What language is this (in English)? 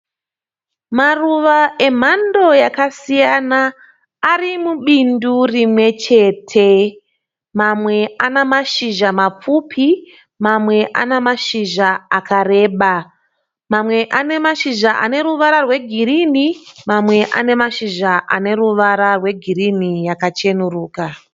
Shona